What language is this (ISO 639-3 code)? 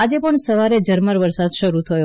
guj